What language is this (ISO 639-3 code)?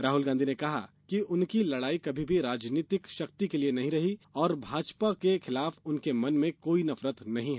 hin